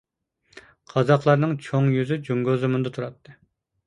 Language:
Uyghur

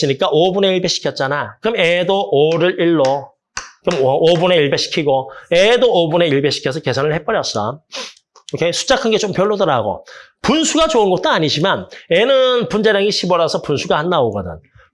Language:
Korean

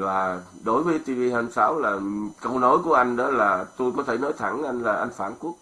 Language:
Vietnamese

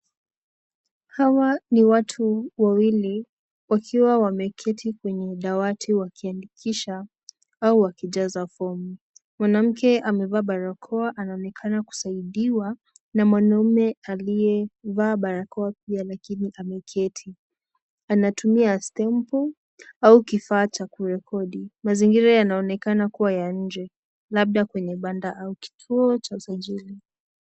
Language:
Swahili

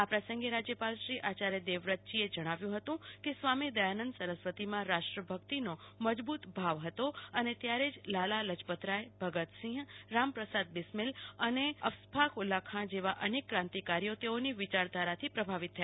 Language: Gujarati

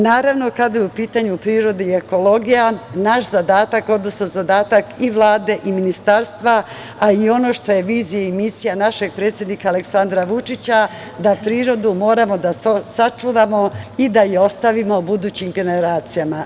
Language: Serbian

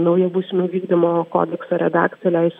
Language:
Lithuanian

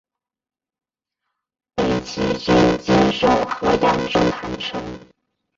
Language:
Chinese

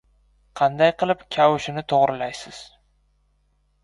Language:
Uzbek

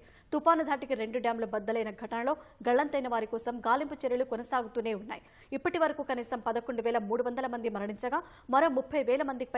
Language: Arabic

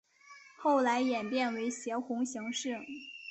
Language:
Chinese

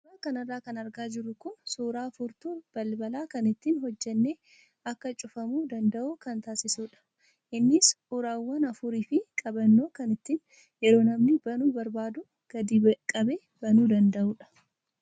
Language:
Oromo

